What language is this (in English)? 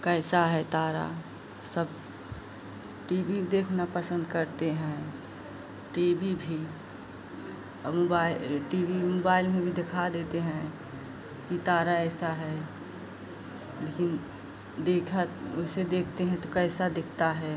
Hindi